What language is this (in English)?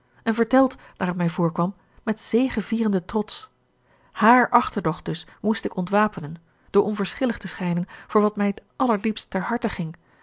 Dutch